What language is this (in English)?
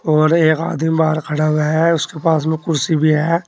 Hindi